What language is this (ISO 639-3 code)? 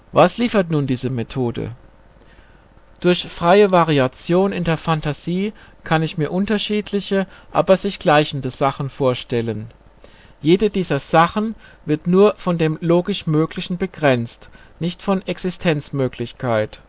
deu